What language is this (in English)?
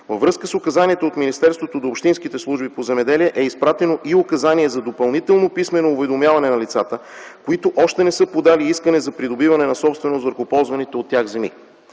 Bulgarian